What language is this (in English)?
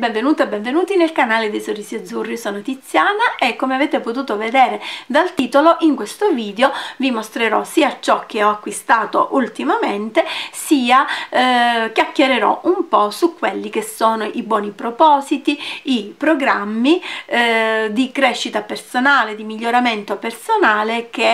Italian